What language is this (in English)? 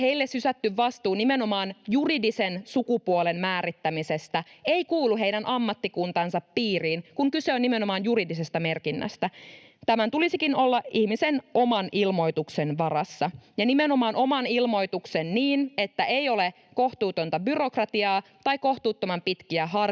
Finnish